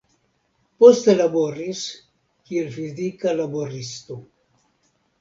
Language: Esperanto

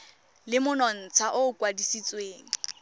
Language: Tswana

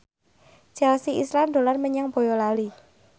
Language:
Javanese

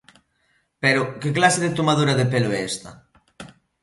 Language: Galician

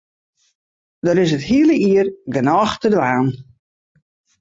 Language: Western Frisian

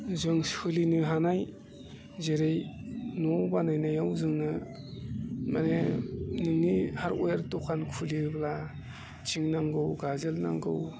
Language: Bodo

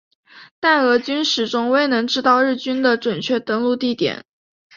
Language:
Chinese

